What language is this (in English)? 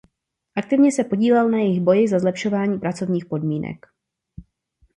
Czech